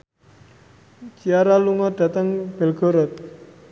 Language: Javanese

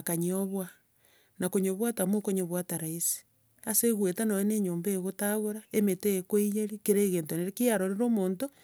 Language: Gusii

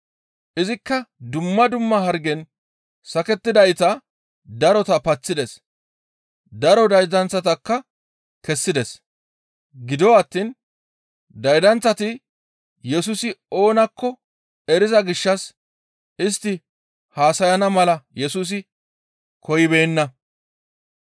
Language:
Gamo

